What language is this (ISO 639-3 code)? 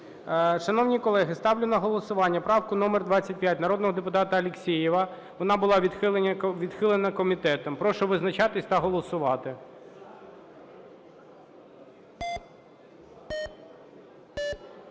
ukr